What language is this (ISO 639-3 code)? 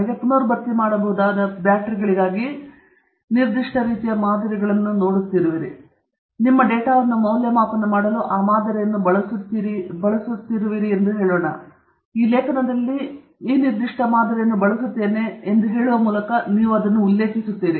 kan